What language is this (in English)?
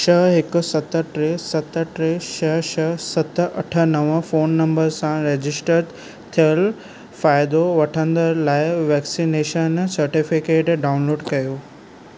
Sindhi